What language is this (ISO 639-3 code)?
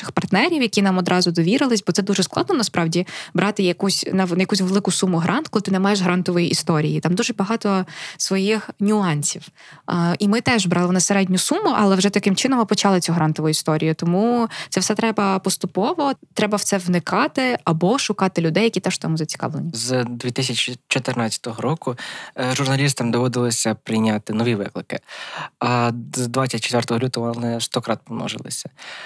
ukr